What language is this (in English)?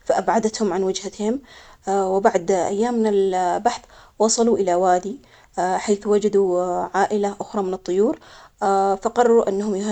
Omani Arabic